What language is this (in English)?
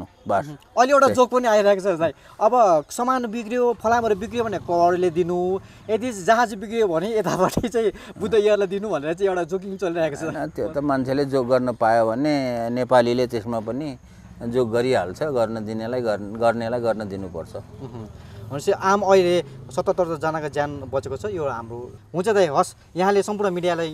Korean